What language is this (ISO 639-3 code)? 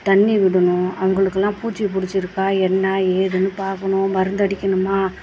tam